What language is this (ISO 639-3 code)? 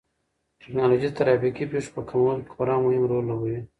pus